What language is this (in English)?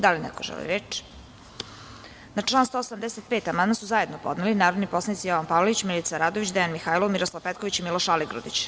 Serbian